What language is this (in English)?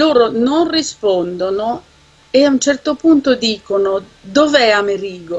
Italian